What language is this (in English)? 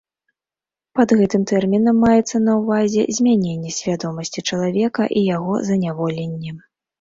Belarusian